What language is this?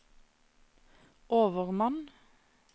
Norwegian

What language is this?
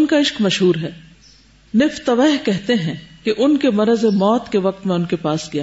Urdu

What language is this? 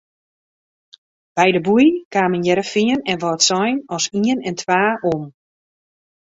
Western Frisian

